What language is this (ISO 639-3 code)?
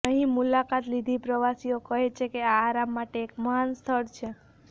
guj